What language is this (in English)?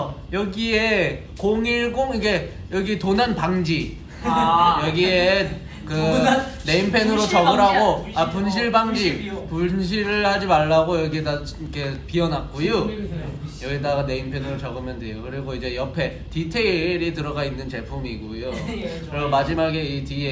Korean